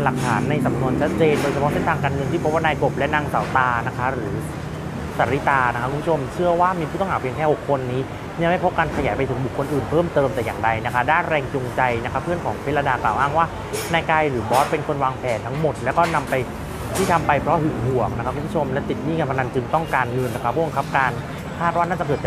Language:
Thai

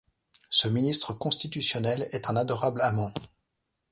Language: French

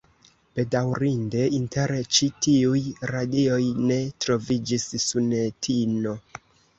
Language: Esperanto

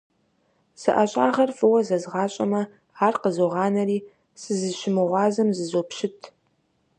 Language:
Kabardian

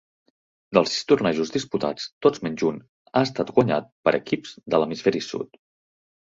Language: Catalan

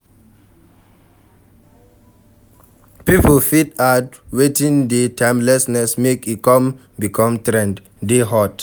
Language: Nigerian Pidgin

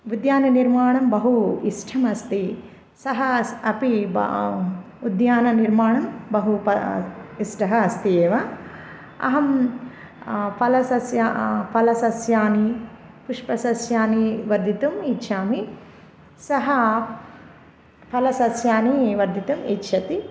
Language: Sanskrit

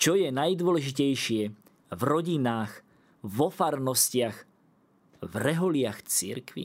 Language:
Slovak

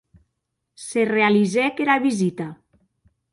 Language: Occitan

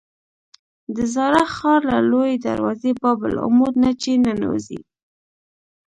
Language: Pashto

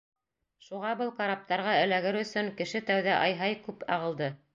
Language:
Bashkir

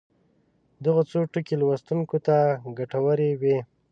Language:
Pashto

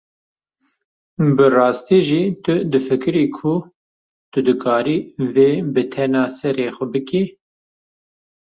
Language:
Kurdish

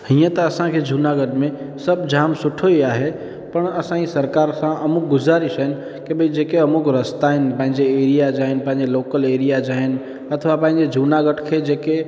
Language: Sindhi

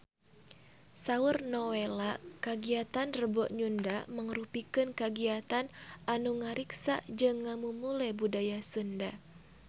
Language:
Sundanese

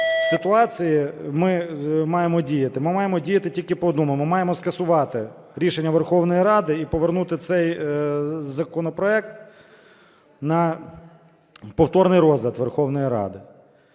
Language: Ukrainian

